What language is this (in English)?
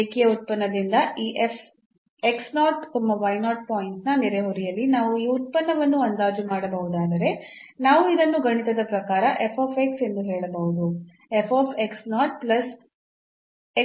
Kannada